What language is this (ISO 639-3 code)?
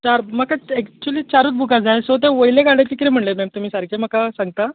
kok